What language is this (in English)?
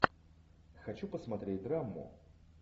Russian